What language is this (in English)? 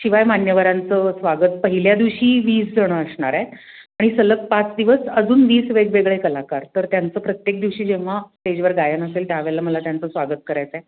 Marathi